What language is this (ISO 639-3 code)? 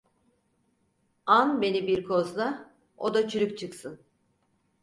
tur